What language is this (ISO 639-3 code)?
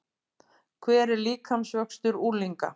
isl